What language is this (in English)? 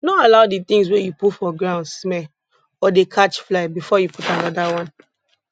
Nigerian Pidgin